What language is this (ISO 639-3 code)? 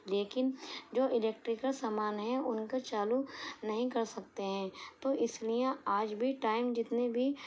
urd